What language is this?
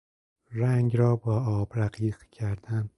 Persian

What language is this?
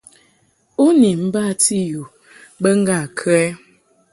Mungaka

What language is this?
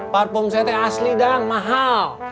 Indonesian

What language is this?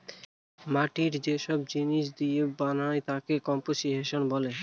Bangla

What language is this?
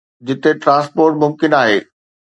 Sindhi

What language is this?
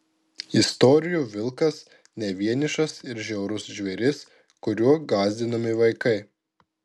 Lithuanian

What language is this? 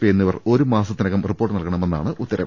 Malayalam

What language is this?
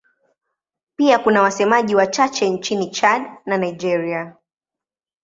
Swahili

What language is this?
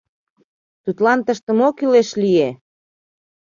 Mari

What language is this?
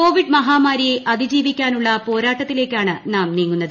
Malayalam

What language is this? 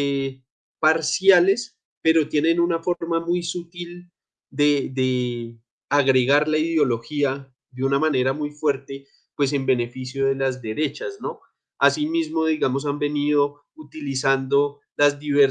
Spanish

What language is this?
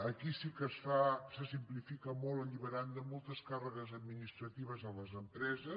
Catalan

